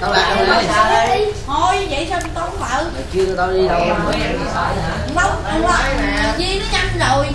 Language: Vietnamese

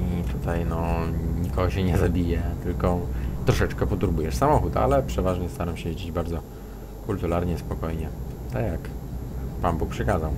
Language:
Polish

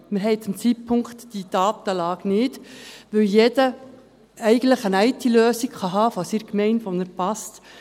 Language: Swiss German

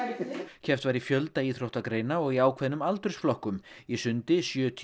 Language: Icelandic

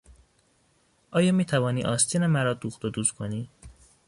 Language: Persian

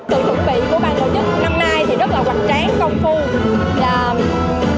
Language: Vietnamese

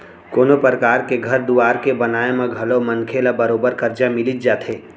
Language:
Chhattisgarhi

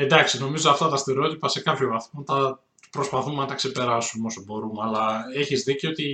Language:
Greek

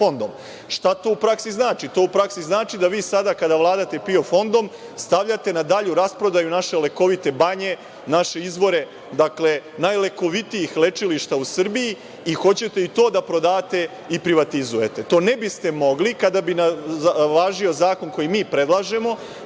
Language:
Serbian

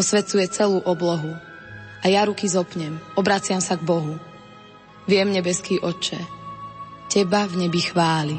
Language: Slovak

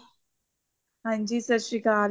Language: Punjabi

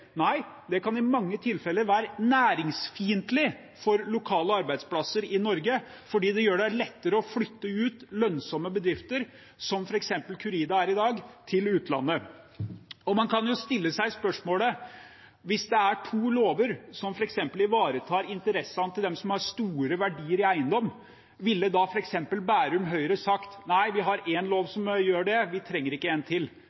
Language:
Norwegian Bokmål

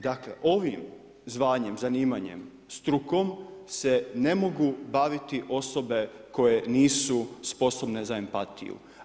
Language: Croatian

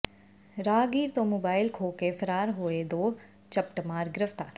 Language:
Punjabi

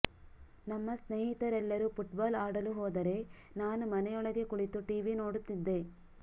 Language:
Kannada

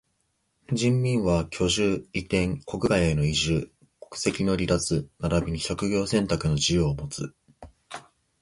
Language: Japanese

